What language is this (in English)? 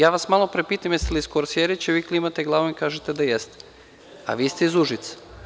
Serbian